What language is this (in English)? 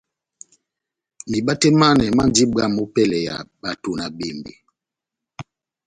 Batanga